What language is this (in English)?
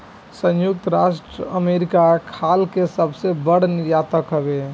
Bhojpuri